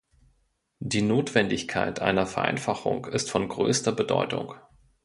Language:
German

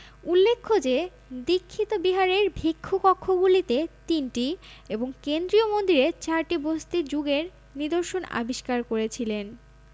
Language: Bangla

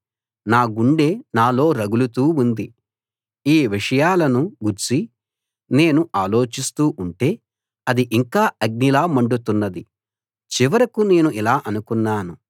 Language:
Telugu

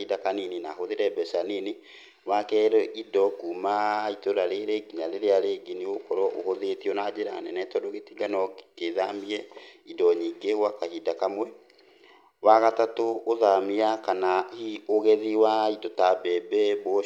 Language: Kikuyu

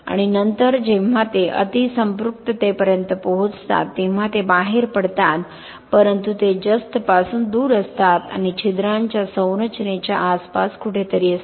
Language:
Marathi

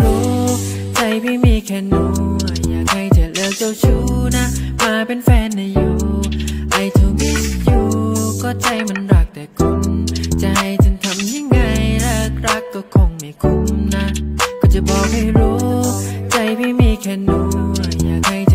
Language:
Thai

